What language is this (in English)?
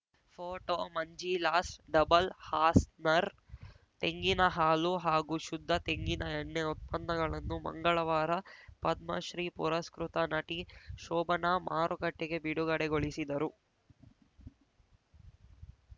Kannada